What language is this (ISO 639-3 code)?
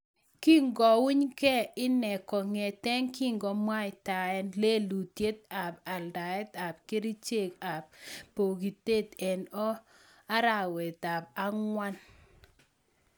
kln